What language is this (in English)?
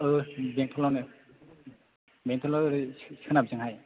Bodo